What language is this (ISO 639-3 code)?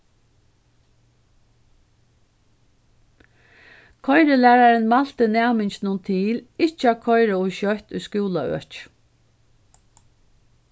fao